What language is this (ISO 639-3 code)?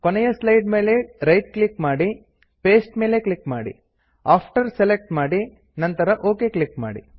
kan